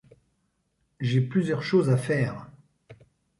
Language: French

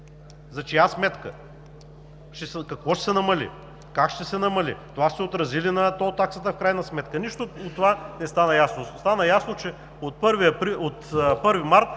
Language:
Bulgarian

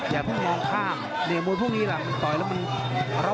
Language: Thai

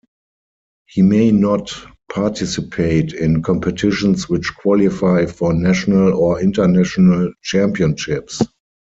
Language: English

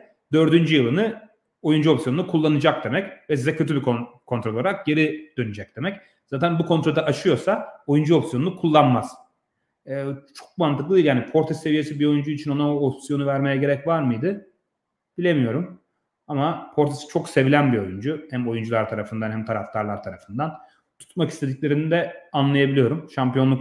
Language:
Turkish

